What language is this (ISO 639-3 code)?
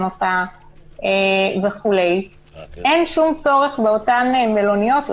heb